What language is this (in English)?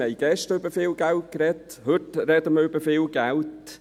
Swiss German